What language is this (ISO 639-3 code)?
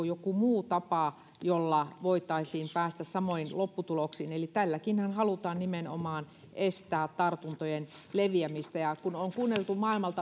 fin